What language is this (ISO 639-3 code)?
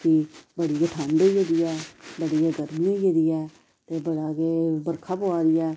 doi